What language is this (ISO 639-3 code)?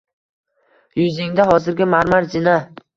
uzb